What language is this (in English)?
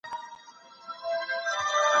Pashto